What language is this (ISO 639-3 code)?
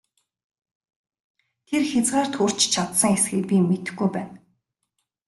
mon